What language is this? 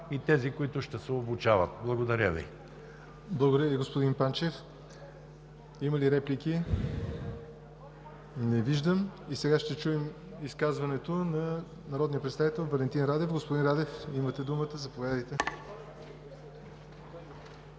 Bulgarian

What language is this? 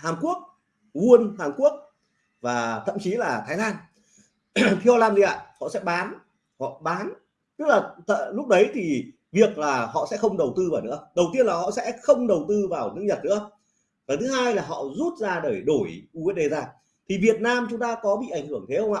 Vietnamese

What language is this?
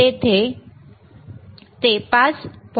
Marathi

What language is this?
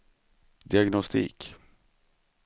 Swedish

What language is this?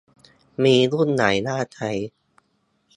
Thai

